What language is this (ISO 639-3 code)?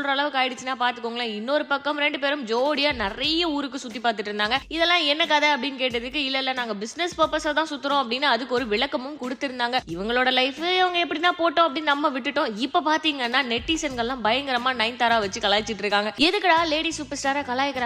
tam